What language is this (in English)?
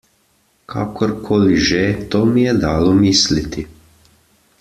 Slovenian